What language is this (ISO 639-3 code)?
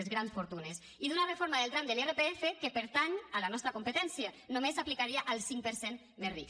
cat